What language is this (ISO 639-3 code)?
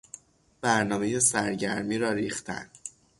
fas